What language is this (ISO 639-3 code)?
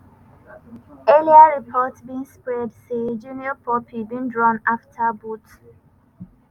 pcm